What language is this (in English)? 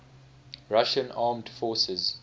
English